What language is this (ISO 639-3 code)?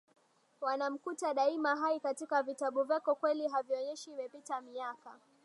swa